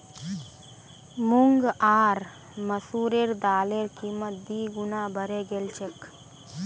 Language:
Magahi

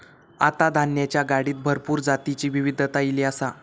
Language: Marathi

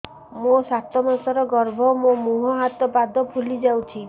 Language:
Odia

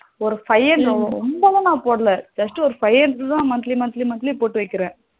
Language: Tamil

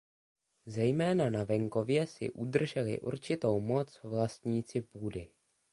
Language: Czech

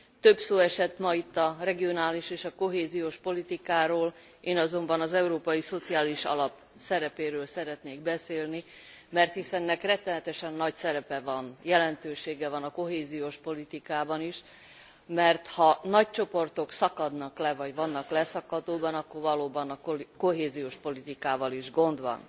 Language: Hungarian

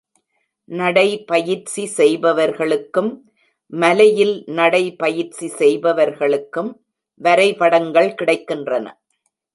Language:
Tamil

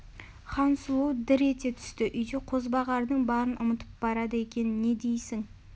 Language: Kazakh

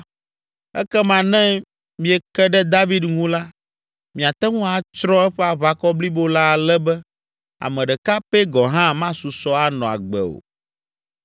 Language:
Ewe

